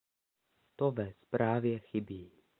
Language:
Czech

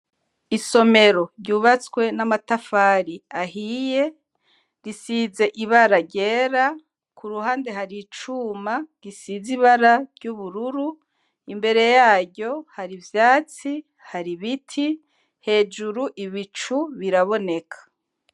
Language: Rundi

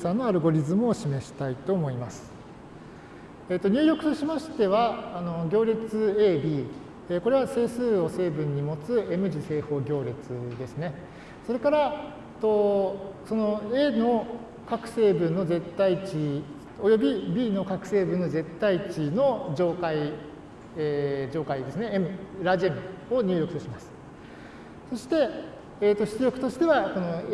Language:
Japanese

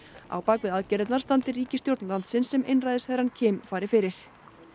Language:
Icelandic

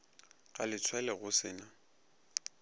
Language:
Northern Sotho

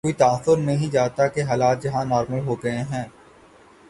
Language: Urdu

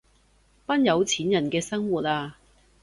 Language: Cantonese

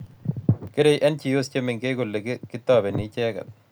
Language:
Kalenjin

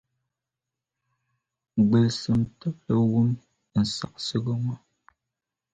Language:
Dagbani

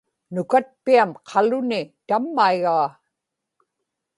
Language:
Inupiaq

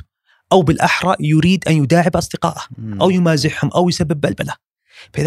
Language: Arabic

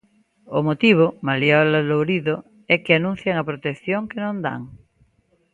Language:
Galician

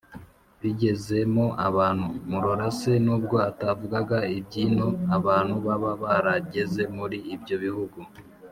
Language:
Kinyarwanda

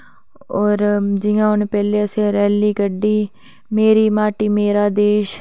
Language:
Dogri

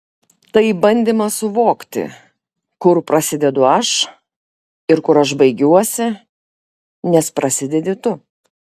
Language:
Lithuanian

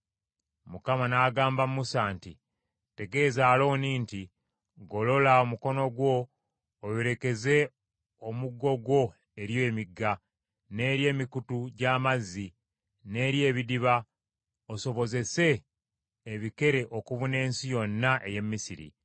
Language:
Ganda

